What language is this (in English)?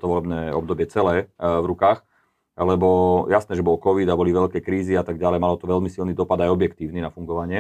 Slovak